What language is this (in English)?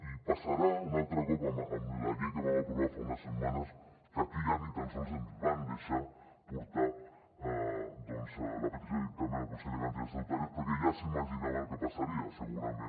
Catalan